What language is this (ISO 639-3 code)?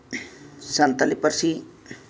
sat